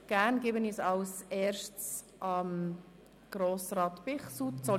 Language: Swiss German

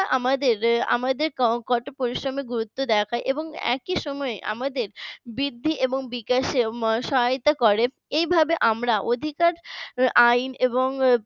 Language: Bangla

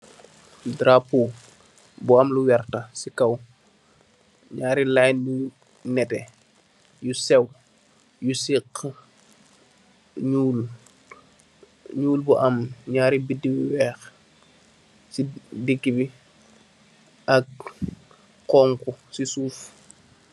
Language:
Wolof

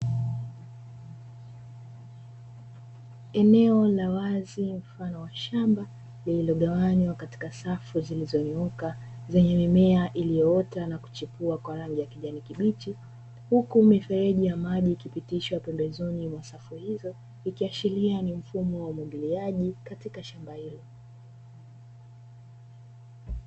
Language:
Swahili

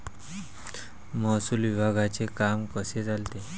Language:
Marathi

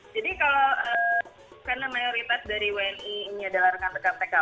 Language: Indonesian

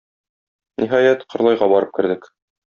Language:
Tatar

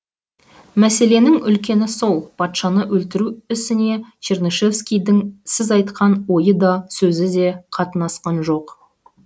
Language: Kazakh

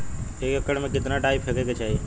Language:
Bhojpuri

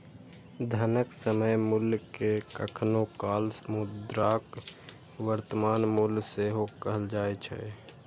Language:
Maithili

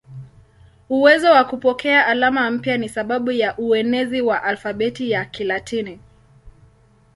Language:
Swahili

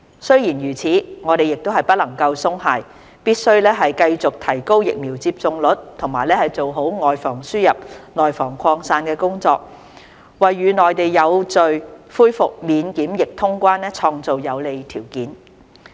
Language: Cantonese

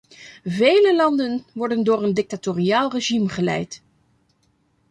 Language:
Dutch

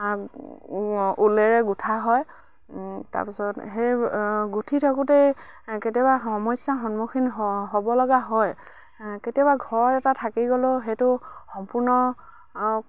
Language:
Assamese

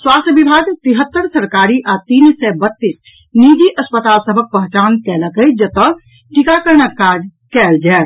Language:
Maithili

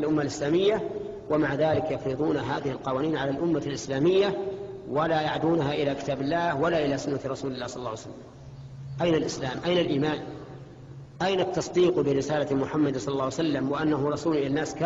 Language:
Arabic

